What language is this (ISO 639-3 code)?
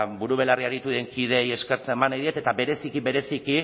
eus